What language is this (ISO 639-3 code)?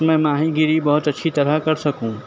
urd